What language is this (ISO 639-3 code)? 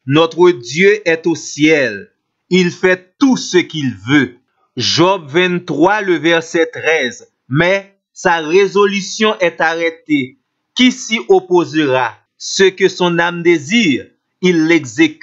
fra